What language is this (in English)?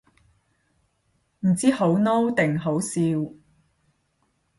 Cantonese